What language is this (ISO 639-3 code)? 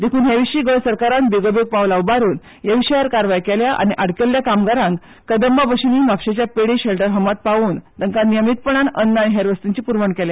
kok